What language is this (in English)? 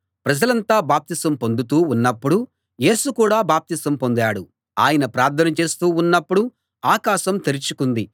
Telugu